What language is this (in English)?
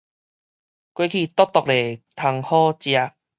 Min Nan Chinese